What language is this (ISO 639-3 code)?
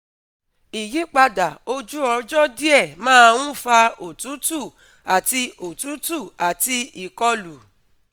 yor